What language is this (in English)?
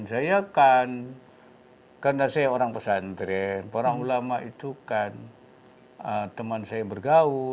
Indonesian